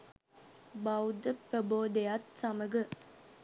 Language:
Sinhala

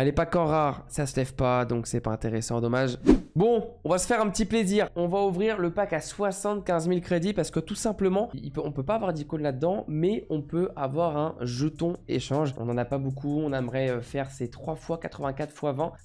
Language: French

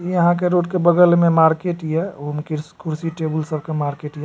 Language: Maithili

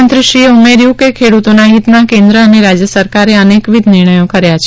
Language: Gujarati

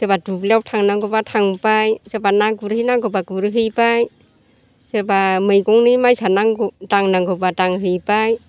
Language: Bodo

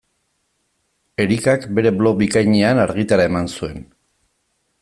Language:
Basque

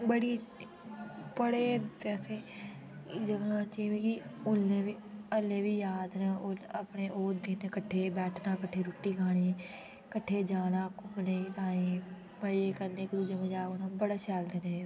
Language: Dogri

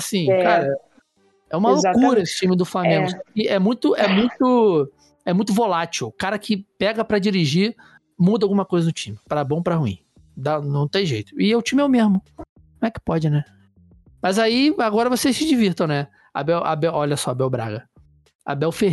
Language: Portuguese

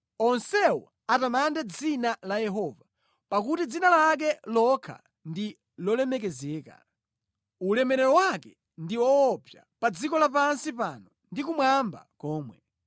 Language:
Nyanja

